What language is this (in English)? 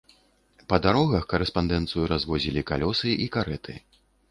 Belarusian